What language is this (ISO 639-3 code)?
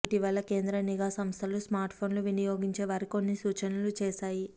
tel